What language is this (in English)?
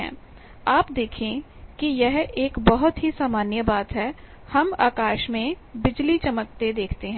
Hindi